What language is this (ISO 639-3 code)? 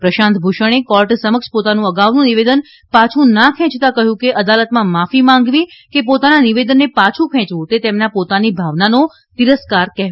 guj